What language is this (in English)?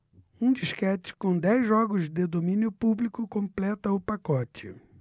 Portuguese